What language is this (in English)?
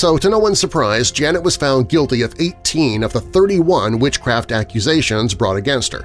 English